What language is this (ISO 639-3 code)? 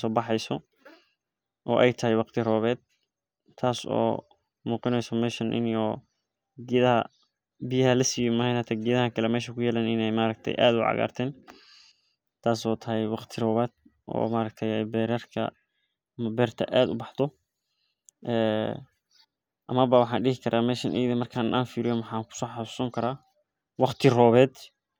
som